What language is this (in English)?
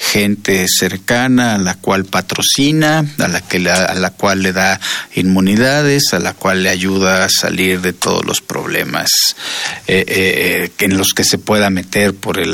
Spanish